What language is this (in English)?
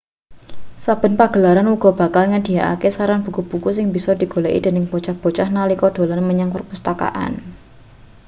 Javanese